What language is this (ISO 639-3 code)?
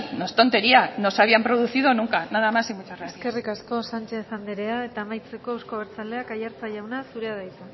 eus